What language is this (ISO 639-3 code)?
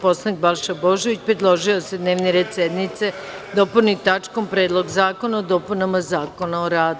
srp